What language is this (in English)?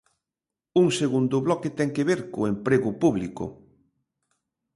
Galician